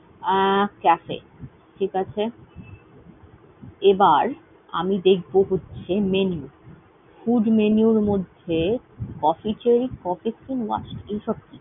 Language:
Bangla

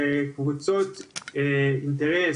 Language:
Hebrew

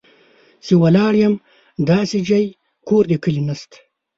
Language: Pashto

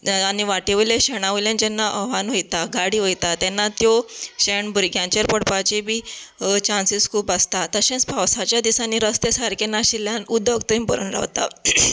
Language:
Konkani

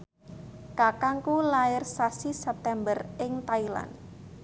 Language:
Javanese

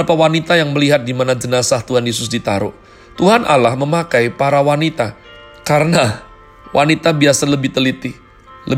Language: Indonesian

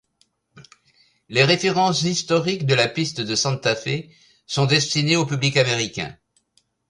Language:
French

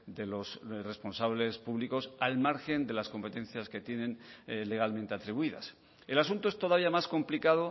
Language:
Spanish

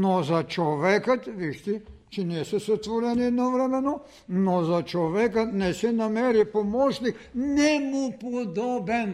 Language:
Bulgarian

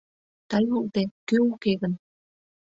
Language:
Mari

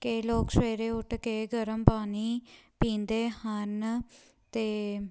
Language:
Punjabi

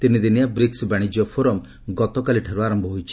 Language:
Odia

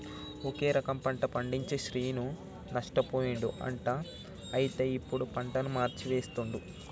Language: Telugu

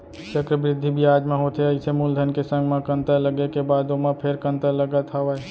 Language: Chhattisgarhi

